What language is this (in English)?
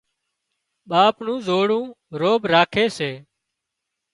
Wadiyara Koli